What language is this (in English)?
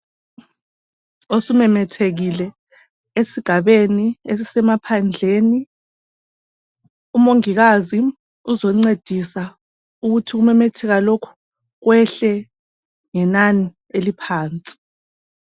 North Ndebele